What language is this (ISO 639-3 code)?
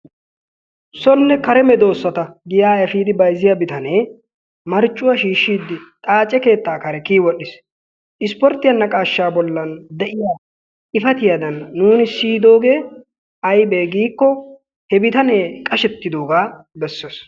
wal